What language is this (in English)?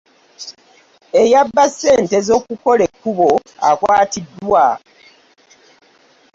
Ganda